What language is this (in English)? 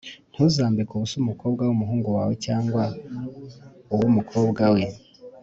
Kinyarwanda